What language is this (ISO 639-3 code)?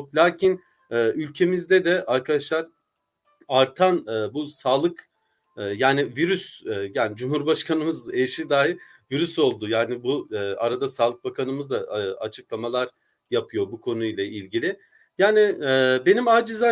tur